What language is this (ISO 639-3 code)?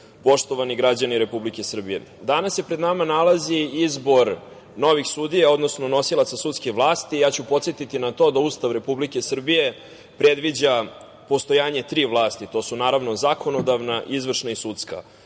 srp